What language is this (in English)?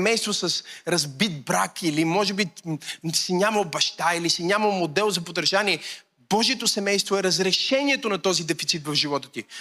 Bulgarian